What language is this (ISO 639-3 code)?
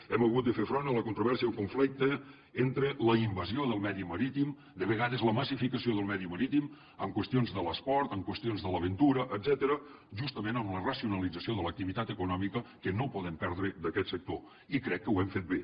cat